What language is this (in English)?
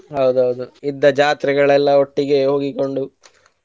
Kannada